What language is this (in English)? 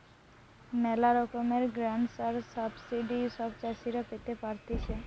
Bangla